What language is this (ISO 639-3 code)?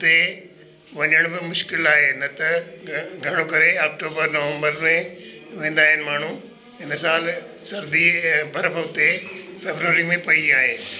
snd